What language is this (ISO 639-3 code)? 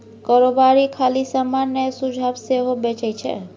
mai